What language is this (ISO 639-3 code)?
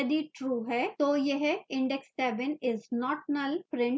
hin